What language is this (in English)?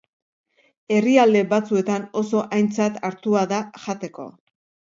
Basque